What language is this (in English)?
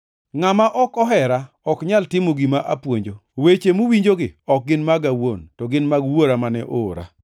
Luo (Kenya and Tanzania)